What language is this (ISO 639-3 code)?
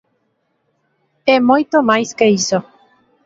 glg